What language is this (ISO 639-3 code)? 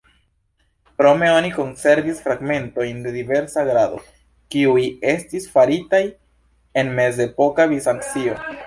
epo